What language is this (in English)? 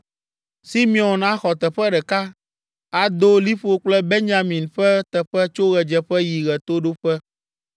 Ewe